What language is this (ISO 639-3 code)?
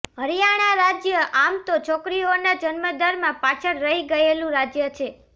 guj